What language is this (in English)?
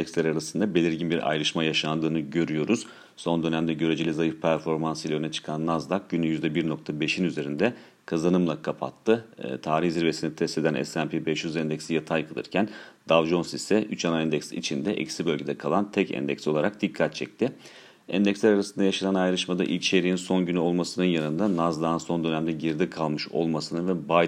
Turkish